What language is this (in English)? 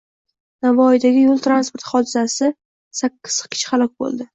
Uzbek